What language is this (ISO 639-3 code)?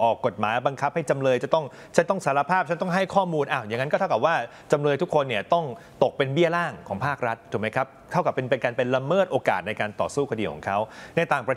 tha